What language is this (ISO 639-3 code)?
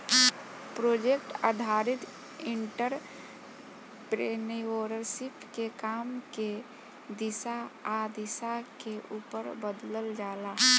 bho